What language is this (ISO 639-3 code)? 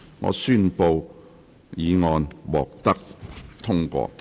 yue